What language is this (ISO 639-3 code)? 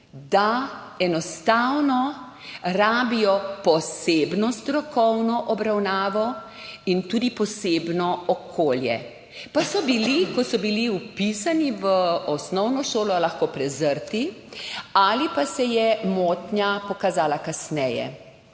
slv